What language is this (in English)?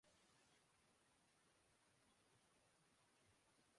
Urdu